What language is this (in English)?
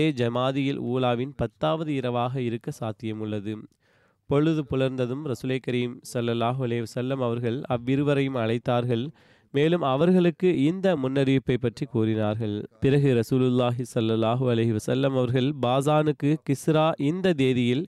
Tamil